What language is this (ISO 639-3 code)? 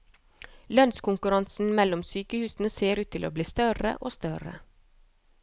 nor